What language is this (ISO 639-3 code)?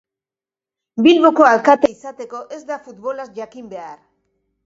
eus